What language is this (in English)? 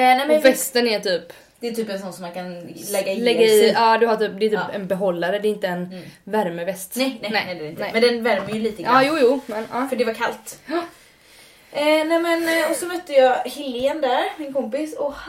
Swedish